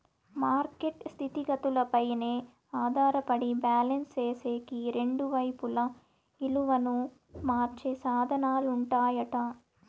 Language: Telugu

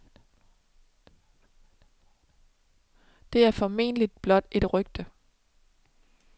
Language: Danish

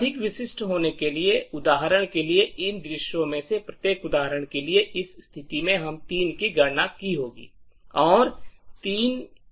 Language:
Hindi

